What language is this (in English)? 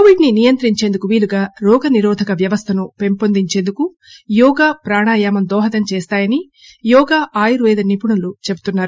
Telugu